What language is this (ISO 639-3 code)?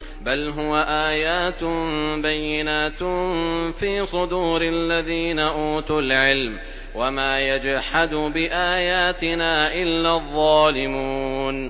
ara